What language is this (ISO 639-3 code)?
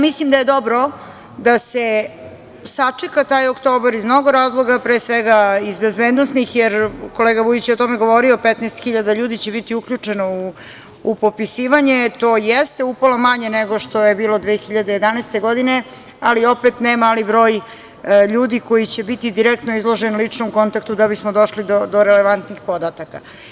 srp